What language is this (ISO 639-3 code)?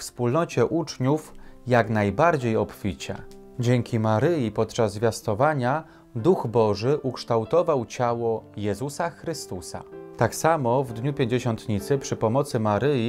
pol